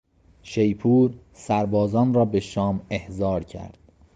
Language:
Persian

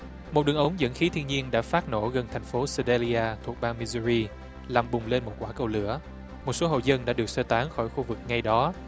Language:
Vietnamese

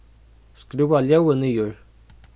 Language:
Faroese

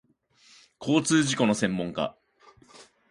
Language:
Japanese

